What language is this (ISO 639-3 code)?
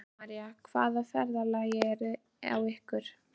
isl